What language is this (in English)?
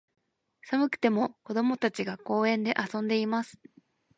Japanese